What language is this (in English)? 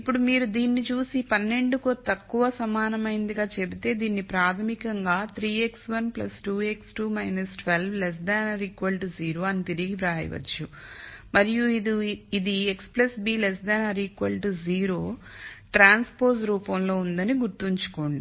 Telugu